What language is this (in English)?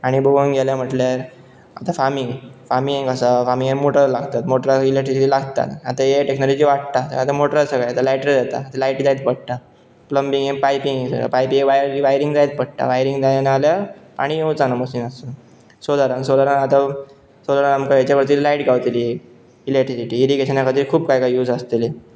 Konkani